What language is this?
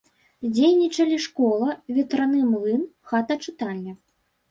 Belarusian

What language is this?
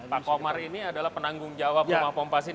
Indonesian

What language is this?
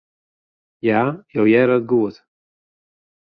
Western Frisian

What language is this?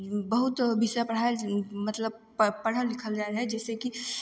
Maithili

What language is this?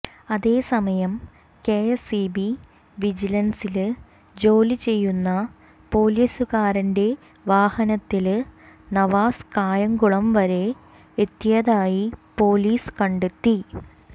Malayalam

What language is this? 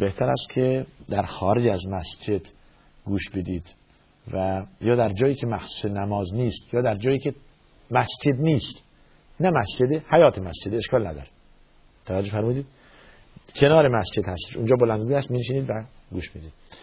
Persian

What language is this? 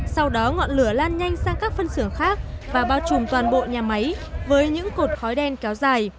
Vietnamese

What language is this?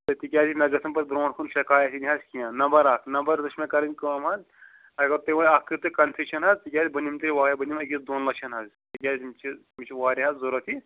Kashmiri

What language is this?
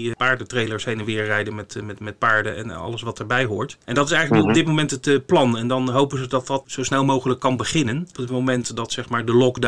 Dutch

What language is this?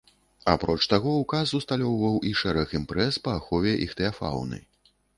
Belarusian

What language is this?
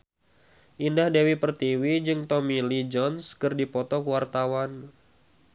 Sundanese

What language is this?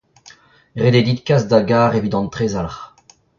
Breton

